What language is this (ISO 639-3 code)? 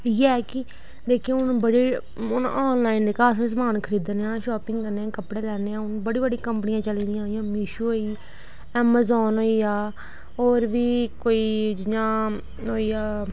doi